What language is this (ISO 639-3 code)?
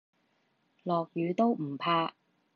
yue